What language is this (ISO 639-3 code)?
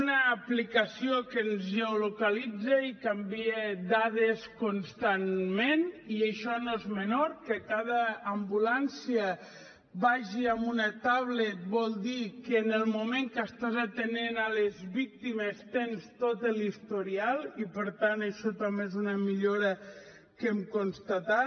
cat